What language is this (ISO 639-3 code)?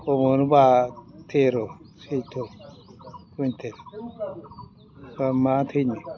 brx